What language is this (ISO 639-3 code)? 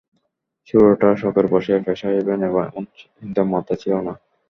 ben